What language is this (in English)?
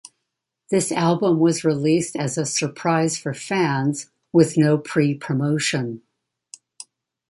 English